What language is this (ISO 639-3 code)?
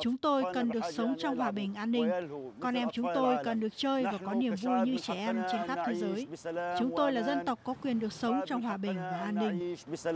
vie